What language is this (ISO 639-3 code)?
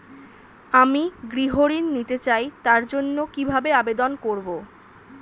ben